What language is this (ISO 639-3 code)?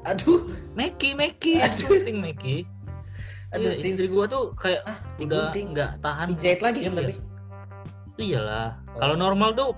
ind